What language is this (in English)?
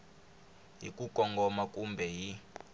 Tsonga